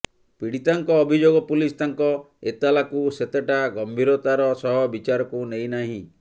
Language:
Odia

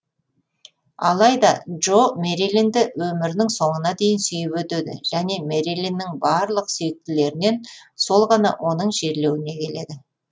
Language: Kazakh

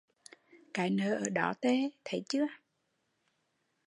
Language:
Vietnamese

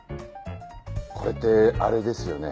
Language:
Japanese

